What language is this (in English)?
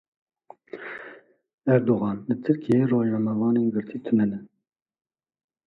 Kurdish